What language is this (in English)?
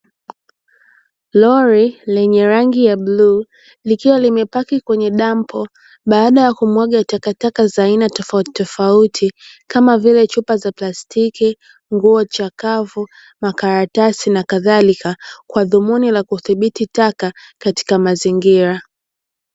Swahili